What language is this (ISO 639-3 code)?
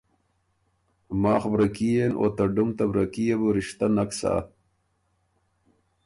oru